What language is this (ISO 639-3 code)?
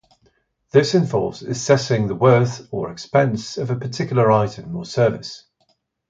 eng